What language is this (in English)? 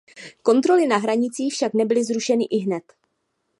Czech